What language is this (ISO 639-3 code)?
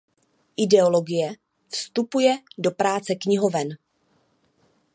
ces